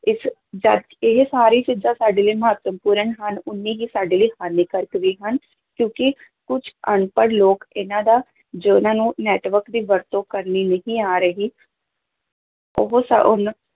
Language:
Punjabi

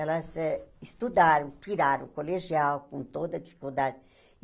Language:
Portuguese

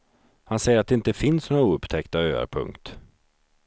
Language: Swedish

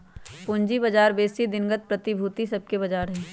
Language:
Magahi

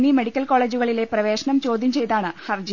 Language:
Malayalam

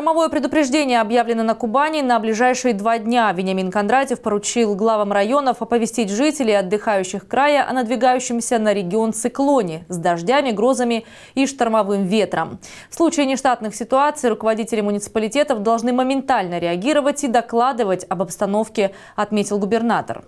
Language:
Russian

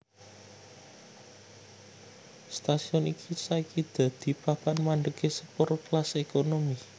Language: Javanese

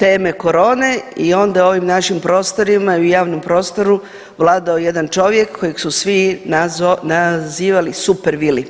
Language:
Croatian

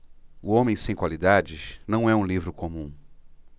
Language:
Portuguese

